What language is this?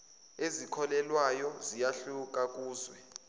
Zulu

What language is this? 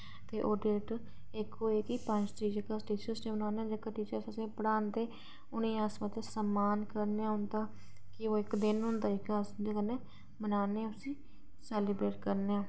Dogri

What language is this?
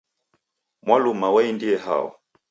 Taita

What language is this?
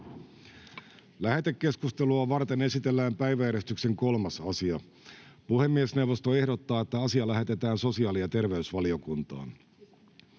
Finnish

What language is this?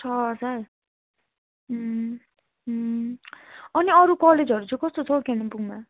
Nepali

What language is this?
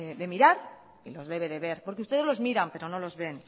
Spanish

